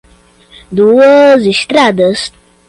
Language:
Portuguese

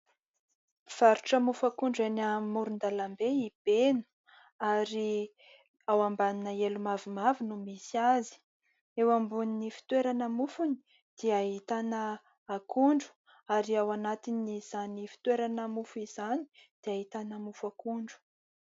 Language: Malagasy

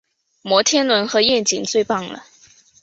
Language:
Chinese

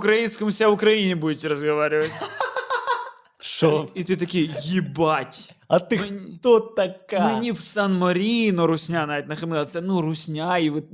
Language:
Ukrainian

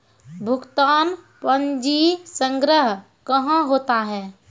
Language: Maithili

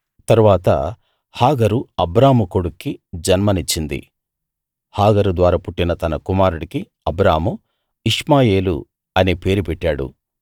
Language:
Telugu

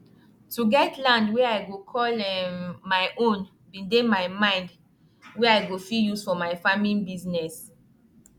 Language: Nigerian Pidgin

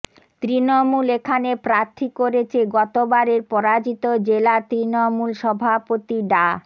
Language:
Bangla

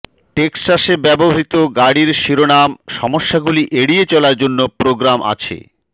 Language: Bangla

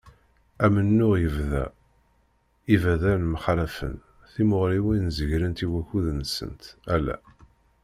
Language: Kabyle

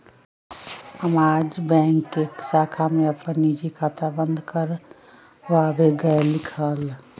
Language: Magahi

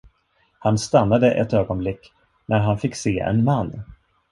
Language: Swedish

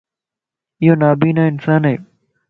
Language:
Lasi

